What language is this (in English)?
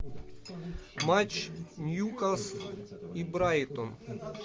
Russian